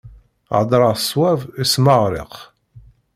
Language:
Kabyle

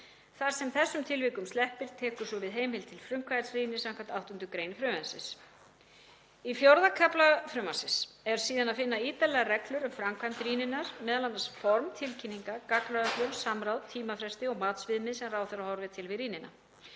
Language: Icelandic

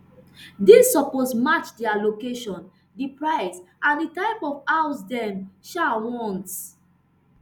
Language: Nigerian Pidgin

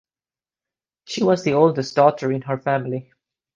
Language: English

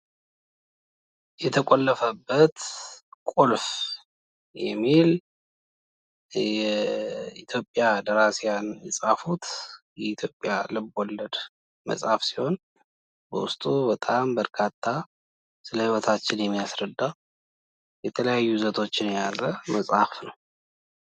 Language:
Amharic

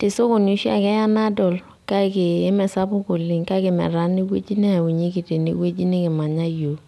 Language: Masai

